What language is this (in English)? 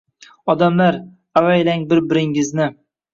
Uzbek